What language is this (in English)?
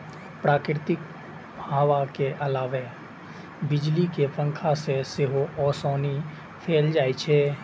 Maithili